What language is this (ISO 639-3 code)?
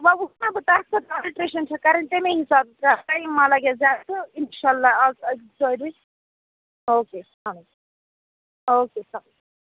kas